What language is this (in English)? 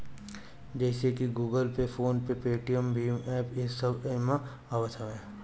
Bhojpuri